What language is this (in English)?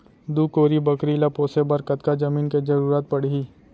Chhattisgarhi